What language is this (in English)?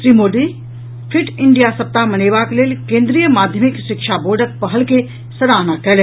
Maithili